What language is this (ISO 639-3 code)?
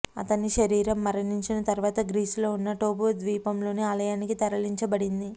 tel